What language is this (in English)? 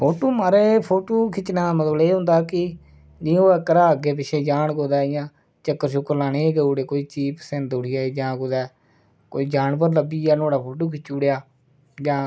Dogri